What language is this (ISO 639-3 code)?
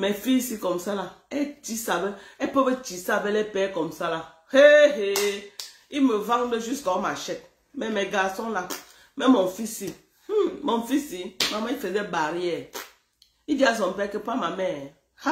fra